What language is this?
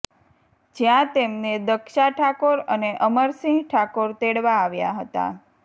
Gujarati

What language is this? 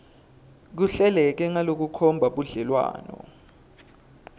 Swati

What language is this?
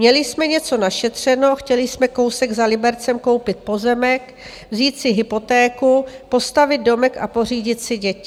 Czech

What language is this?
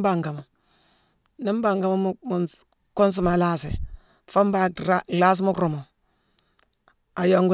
Mansoanka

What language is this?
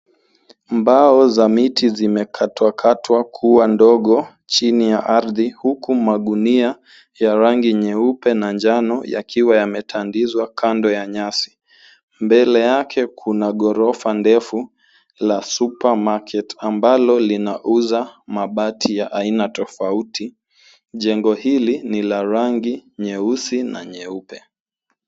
Swahili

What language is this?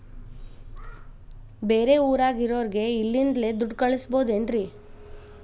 Kannada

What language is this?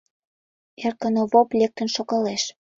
Mari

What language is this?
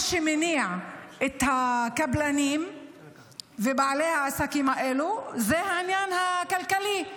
Hebrew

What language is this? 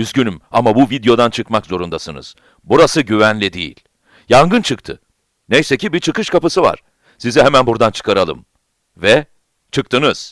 Turkish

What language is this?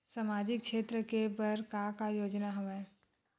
Chhattisgarhi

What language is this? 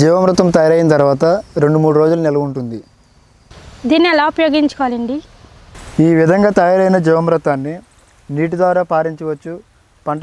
Turkish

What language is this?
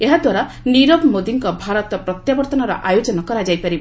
Odia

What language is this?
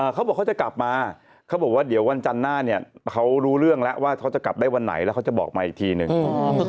Thai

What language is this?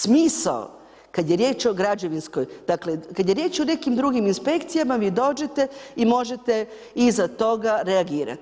Croatian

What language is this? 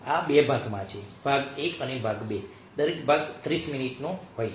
Gujarati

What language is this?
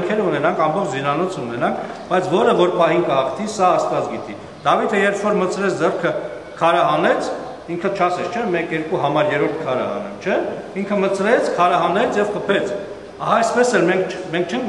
Romanian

